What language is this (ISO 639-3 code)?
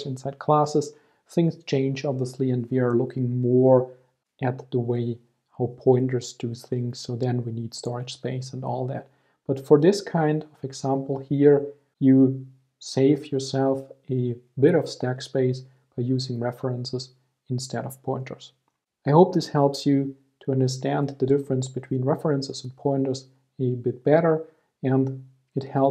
eng